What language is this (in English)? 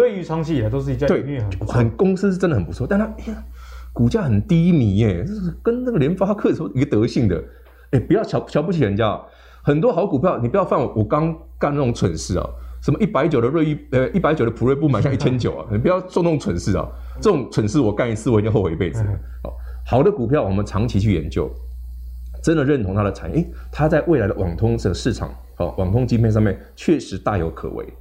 Chinese